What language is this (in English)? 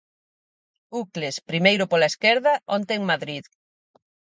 Galician